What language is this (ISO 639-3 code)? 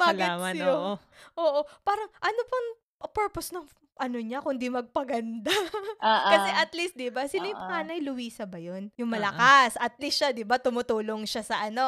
fil